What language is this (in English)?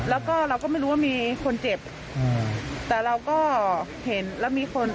Thai